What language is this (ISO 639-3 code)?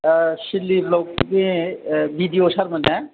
brx